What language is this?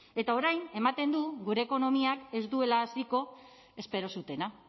Basque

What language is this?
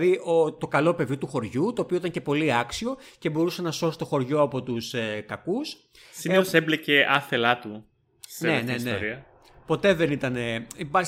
Greek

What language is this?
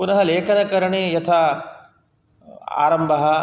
Sanskrit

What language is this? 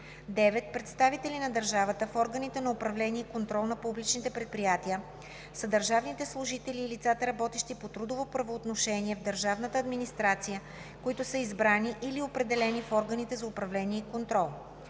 Bulgarian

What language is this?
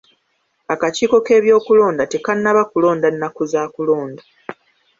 Ganda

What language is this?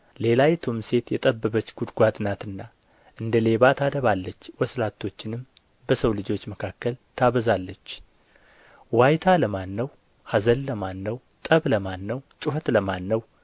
Amharic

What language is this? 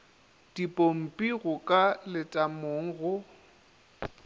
Northern Sotho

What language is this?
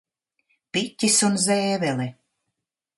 Latvian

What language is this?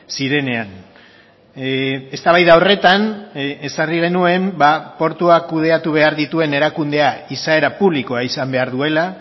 Basque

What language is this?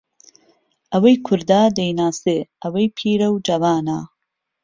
Central Kurdish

